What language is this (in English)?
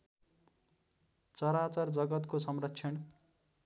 Nepali